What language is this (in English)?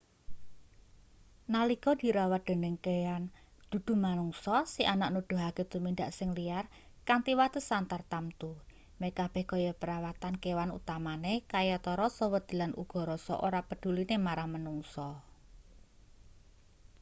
Javanese